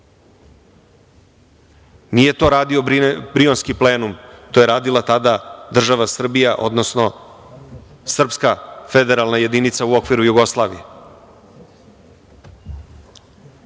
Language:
Serbian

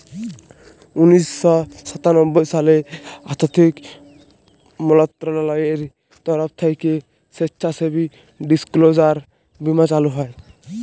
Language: Bangla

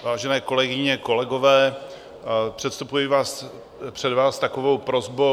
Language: Czech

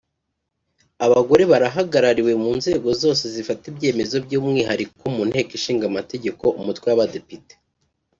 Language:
Kinyarwanda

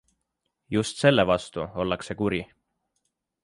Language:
Estonian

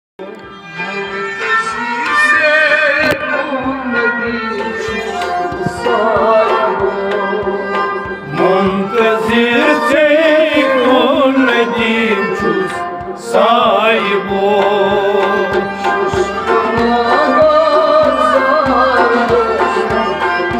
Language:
Romanian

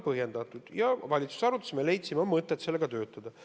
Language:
Estonian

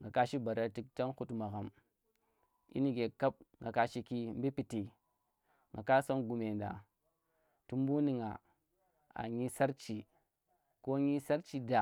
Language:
Tera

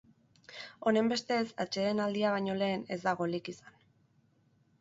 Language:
Basque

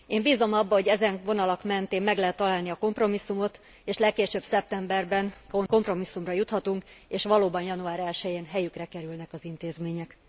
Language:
Hungarian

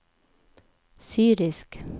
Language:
Norwegian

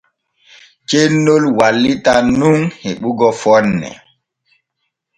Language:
Borgu Fulfulde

